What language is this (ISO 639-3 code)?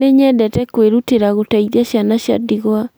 kik